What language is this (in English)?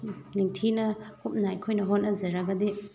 Manipuri